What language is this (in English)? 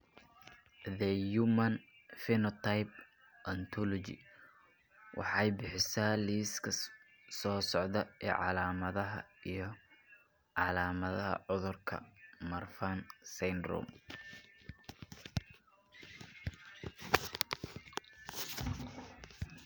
Somali